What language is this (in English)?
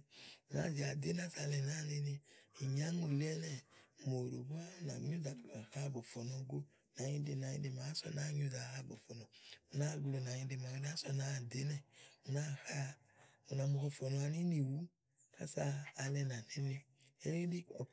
Igo